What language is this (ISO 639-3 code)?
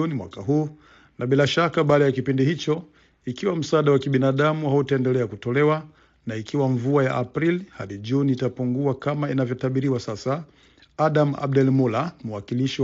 swa